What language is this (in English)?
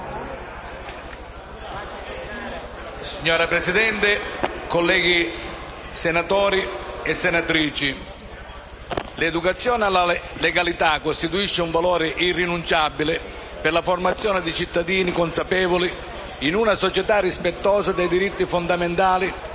Italian